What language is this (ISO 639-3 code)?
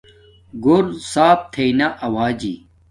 dmk